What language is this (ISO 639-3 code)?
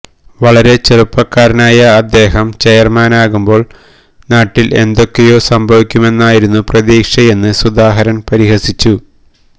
mal